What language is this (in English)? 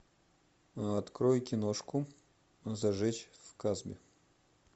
Russian